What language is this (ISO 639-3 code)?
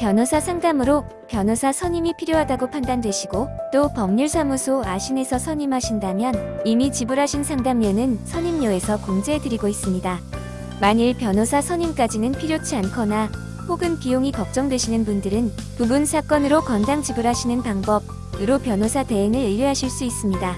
kor